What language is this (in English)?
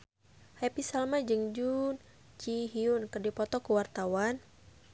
Sundanese